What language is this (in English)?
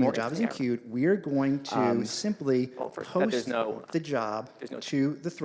English